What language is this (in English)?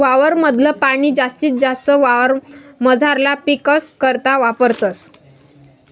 Marathi